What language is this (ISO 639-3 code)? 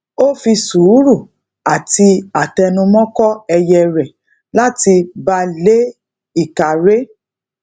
yor